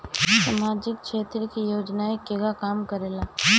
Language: Bhojpuri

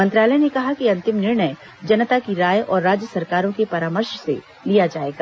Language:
Hindi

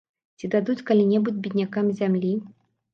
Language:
Belarusian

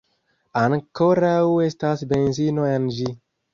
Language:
Esperanto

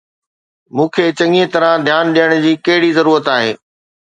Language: Sindhi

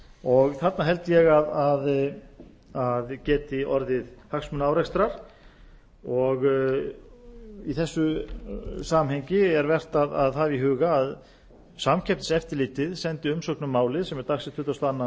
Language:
Icelandic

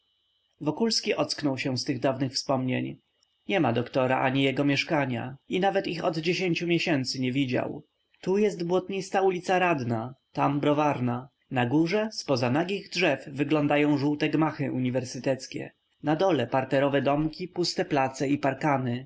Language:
Polish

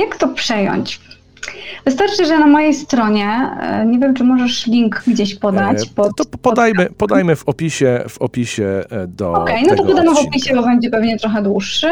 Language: Polish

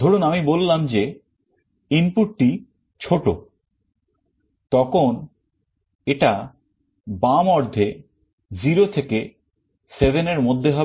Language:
Bangla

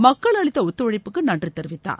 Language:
Tamil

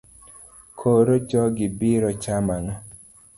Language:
Luo (Kenya and Tanzania)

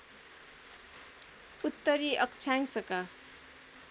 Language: Nepali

